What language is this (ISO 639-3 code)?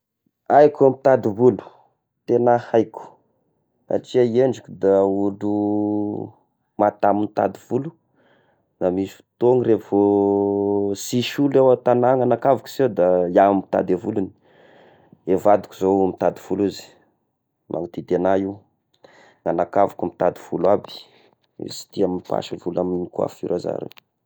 tkg